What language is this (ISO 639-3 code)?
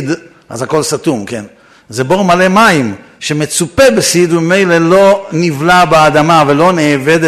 heb